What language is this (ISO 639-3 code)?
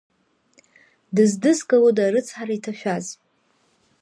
abk